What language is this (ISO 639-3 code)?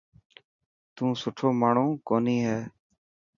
mki